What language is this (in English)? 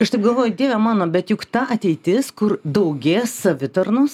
Lithuanian